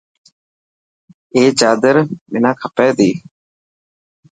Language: Dhatki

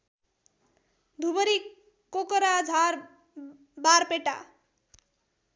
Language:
Nepali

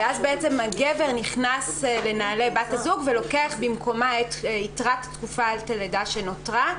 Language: Hebrew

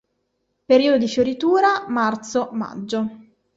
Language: Italian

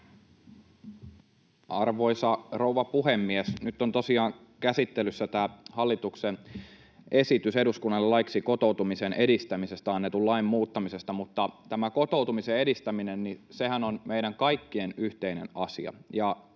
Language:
Finnish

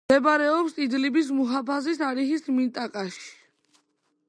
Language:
Georgian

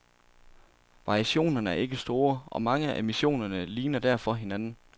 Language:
Danish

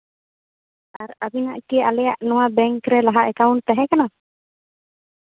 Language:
Santali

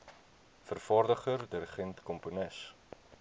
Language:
Afrikaans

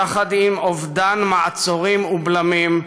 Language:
Hebrew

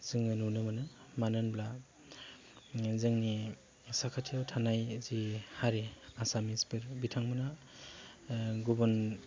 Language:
Bodo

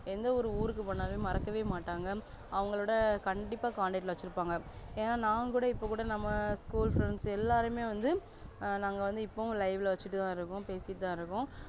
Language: Tamil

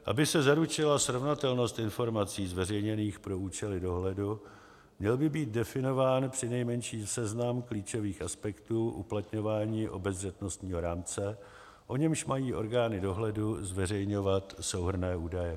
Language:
Czech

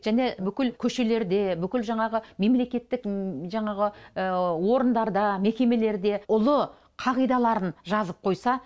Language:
Kazakh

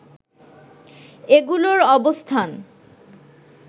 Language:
Bangla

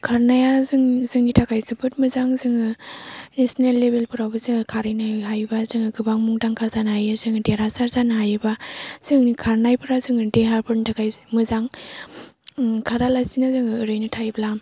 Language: Bodo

